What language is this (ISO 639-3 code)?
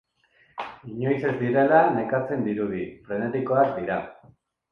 eus